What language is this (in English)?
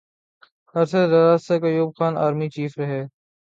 Urdu